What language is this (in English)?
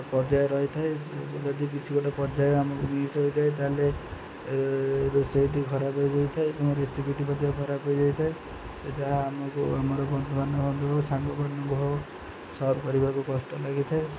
Odia